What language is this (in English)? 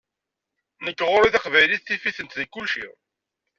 Kabyle